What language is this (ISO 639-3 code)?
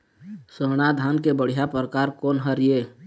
hne